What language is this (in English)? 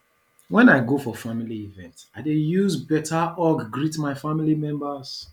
Nigerian Pidgin